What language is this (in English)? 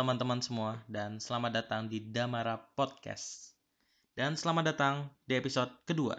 Indonesian